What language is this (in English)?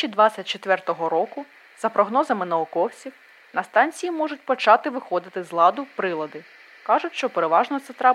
Ukrainian